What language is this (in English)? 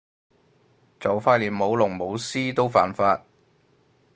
Cantonese